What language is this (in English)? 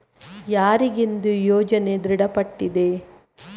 Kannada